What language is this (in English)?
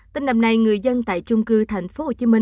Vietnamese